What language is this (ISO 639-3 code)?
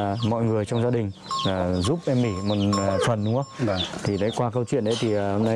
vie